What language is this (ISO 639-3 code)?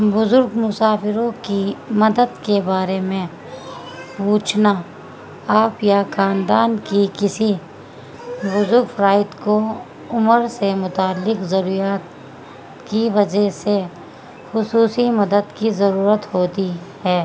urd